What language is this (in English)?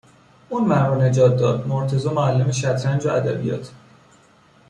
Persian